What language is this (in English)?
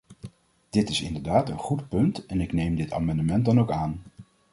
Dutch